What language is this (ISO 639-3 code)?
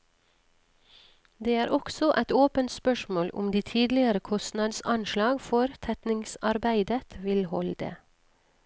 nor